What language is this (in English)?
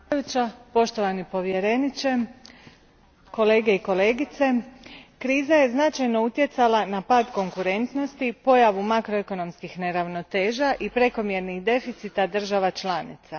Croatian